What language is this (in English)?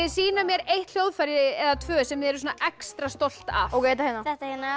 Icelandic